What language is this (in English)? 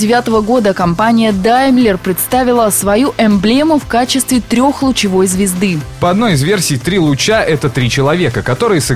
Russian